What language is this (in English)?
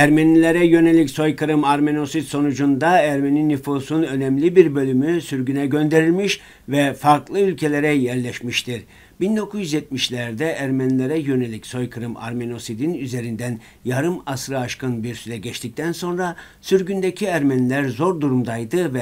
Turkish